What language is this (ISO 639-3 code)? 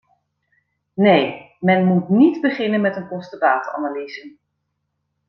nld